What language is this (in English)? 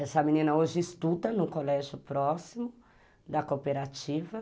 Portuguese